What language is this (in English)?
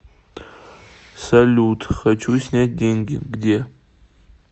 Russian